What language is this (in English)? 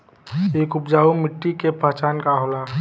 Bhojpuri